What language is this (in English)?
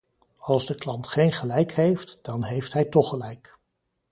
Dutch